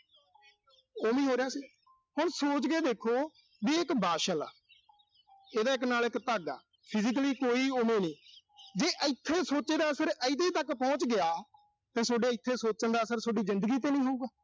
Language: Punjabi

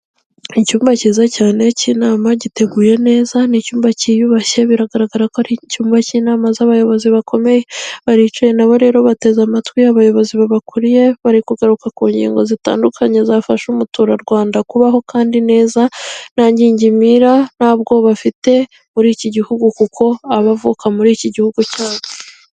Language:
Kinyarwanda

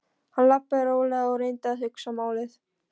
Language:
Icelandic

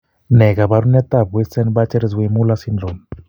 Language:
Kalenjin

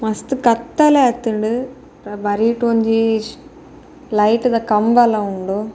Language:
Tulu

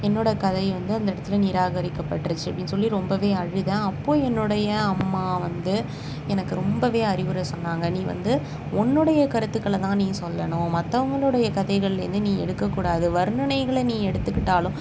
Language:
Tamil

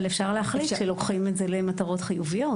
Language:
Hebrew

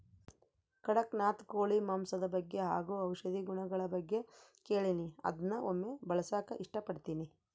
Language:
Kannada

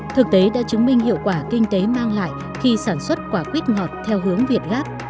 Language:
Vietnamese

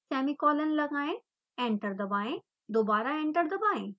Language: Hindi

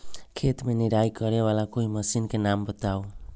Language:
Magahi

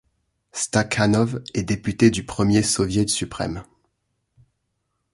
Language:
French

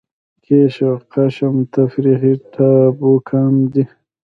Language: Pashto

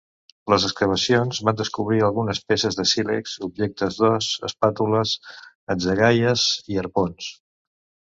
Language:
Catalan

